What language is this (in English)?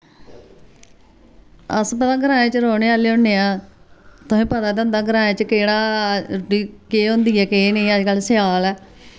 Dogri